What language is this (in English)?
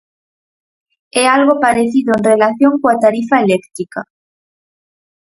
Galician